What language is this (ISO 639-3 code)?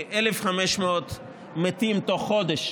heb